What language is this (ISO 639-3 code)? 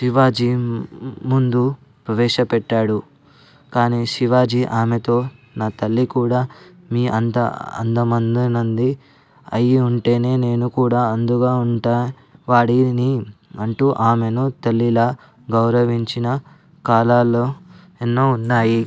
tel